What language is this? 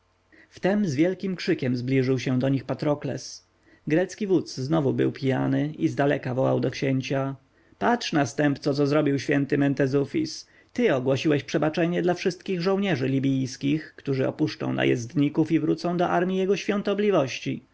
Polish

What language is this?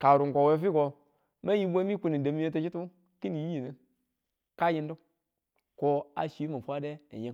Tula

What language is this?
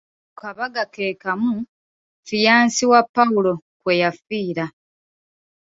Ganda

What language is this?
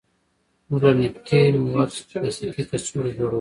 Pashto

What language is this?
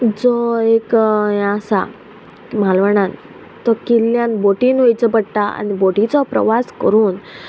Konkani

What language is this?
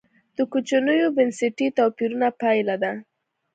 Pashto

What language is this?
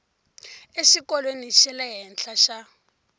Tsonga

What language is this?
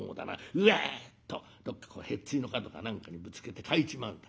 Japanese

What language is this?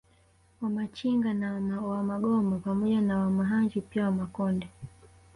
Swahili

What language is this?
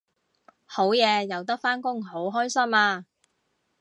Cantonese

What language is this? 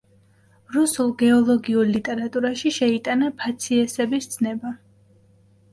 Georgian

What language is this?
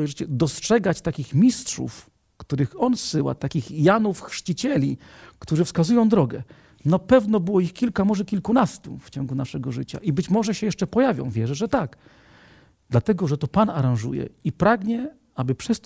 Polish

